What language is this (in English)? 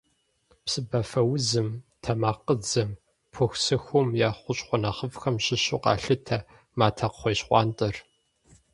Kabardian